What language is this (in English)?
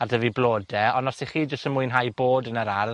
Welsh